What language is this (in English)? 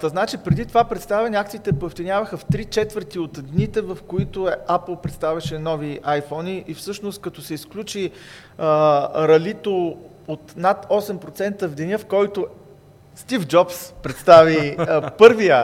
Bulgarian